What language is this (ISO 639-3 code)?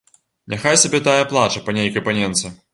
bel